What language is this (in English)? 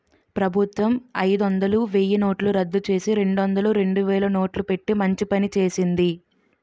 Telugu